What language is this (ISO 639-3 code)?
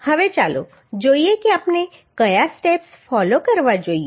guj